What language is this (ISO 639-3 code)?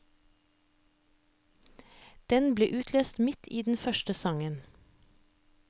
nor